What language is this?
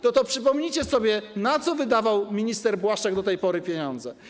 Polish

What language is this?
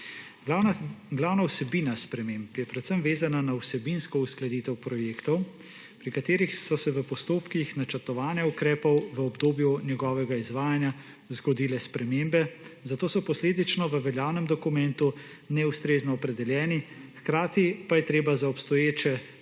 Slovenian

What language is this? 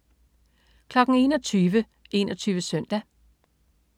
Danish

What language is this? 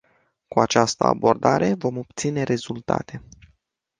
Romanian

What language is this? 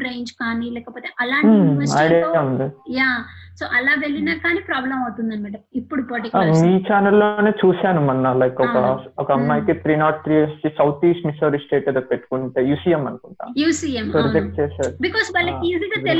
Telugu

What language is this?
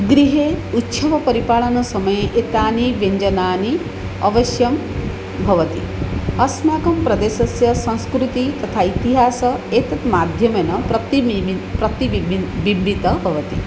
Sanskrit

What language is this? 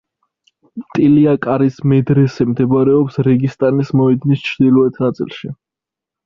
Georgian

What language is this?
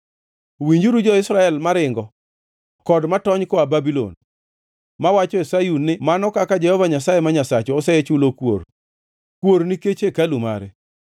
Luo (Kenya and Tanzania)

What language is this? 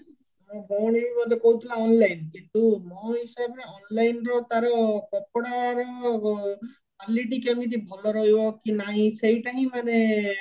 Odia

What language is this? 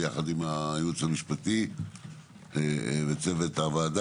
Hebrew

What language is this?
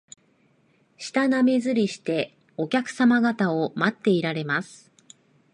Japanese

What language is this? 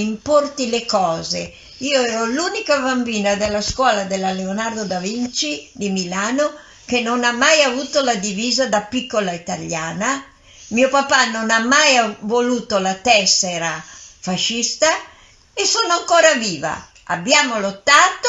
Italian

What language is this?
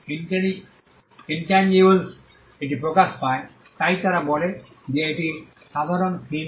Bangla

